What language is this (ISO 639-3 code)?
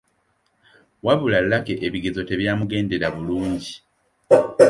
lug